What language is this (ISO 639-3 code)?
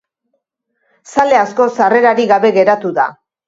eus